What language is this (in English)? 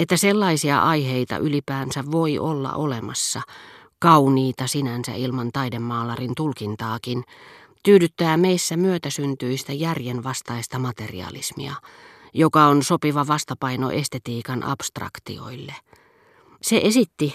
Finnish